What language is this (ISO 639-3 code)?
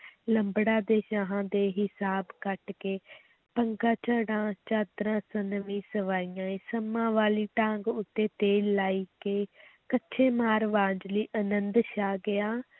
pan